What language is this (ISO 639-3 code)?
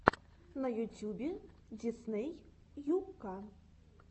rus